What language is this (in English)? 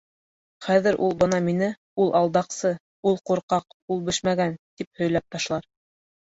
Bashkir